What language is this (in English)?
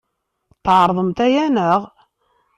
Kabyle